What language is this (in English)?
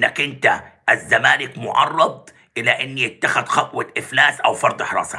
Arabic